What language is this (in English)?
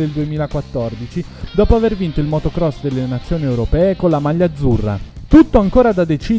Italian